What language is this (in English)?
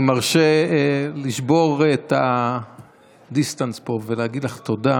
Hebrew